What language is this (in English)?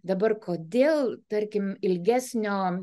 Lithuanian